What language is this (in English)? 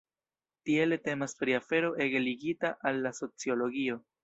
Esperanto